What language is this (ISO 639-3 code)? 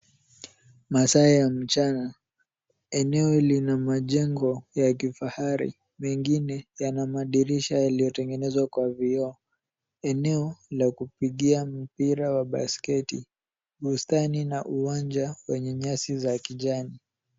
swa